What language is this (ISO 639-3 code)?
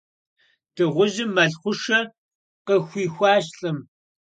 kbd